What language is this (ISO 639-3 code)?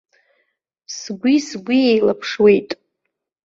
abk